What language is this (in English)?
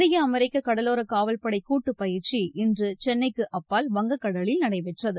Tamil